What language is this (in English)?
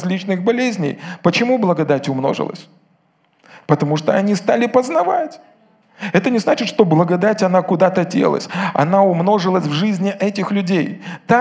Russian